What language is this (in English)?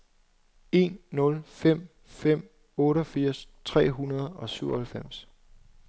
Danish